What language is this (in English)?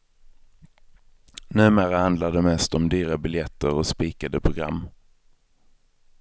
Swedish